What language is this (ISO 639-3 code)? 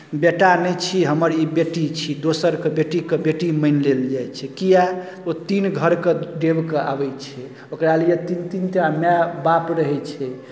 mai